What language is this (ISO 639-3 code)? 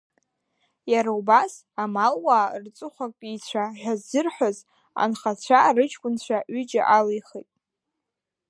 abk